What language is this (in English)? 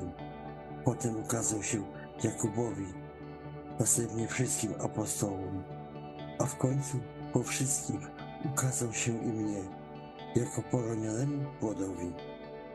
Polish